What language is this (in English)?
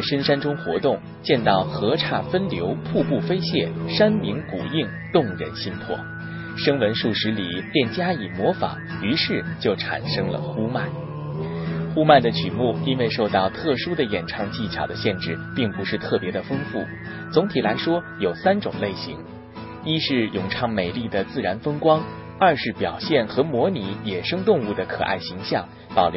Chinese